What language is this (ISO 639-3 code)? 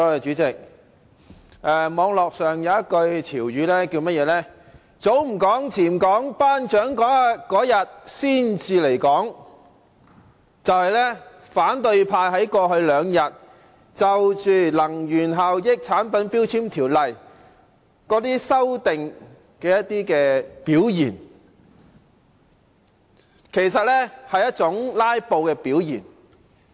yue